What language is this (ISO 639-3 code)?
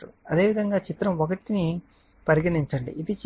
tel